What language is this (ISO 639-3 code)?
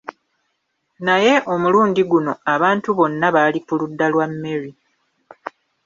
lug